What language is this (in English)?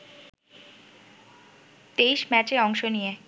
Bangla